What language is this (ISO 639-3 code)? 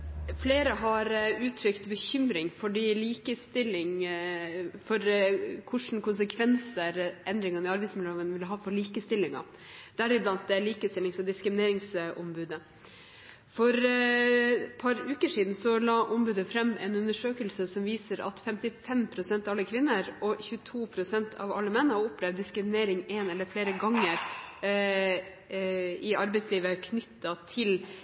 nob